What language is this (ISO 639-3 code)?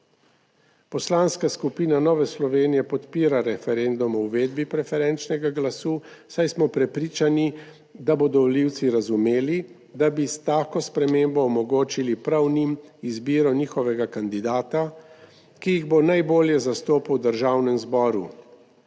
slv